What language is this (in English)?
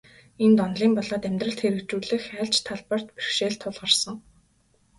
Mongolian